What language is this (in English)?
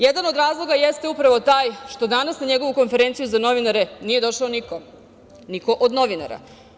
Serbian